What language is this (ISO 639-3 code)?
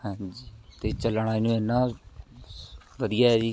pan